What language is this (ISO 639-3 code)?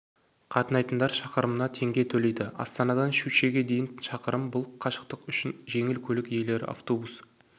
kaz